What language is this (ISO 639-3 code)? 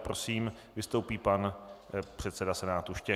ces